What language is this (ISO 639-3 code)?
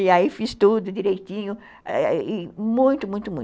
por